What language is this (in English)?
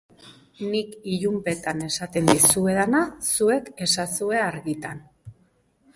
Basque